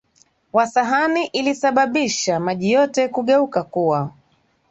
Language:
Swahili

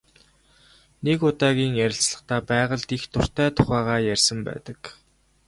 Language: Mongolian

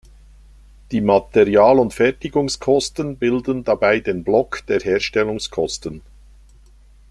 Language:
German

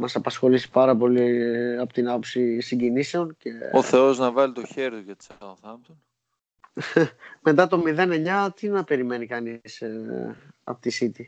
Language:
Greek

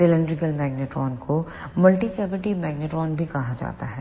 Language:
Hindi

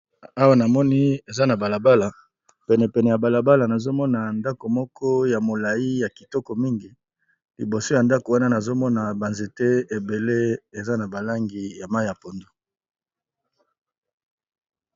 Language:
Lingala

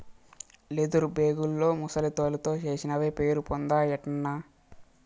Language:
Telugu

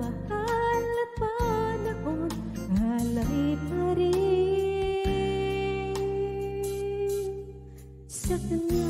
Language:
Filipino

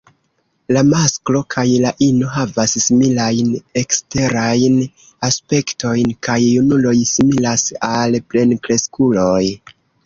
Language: Esperanto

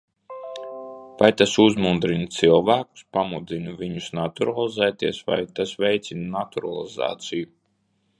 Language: Latvian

